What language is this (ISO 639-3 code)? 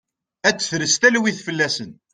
kab